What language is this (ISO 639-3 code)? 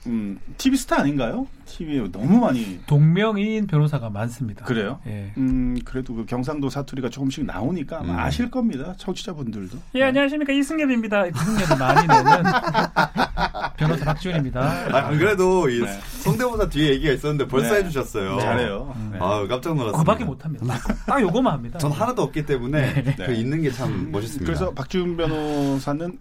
kor